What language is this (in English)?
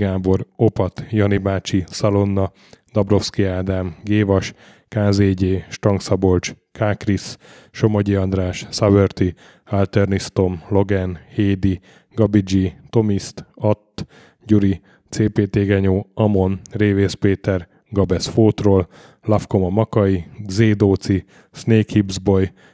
Hungarian